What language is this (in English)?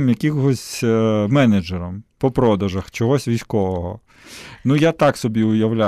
Ukrainian